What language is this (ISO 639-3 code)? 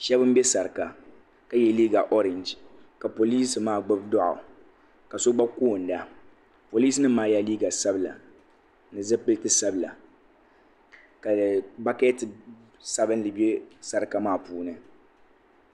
dag